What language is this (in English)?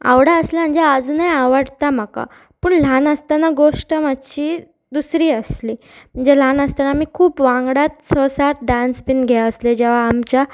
Konkani